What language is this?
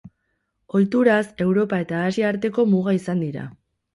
Basque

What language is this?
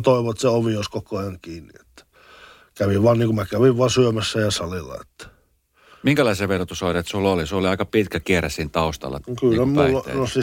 Finnish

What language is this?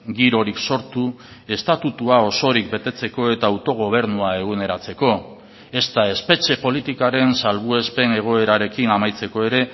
Basque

